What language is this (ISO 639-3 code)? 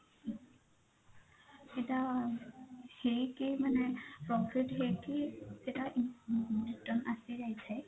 ori